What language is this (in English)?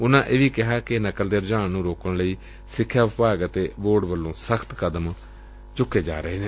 Punjabi